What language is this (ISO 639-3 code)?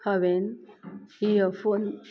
kok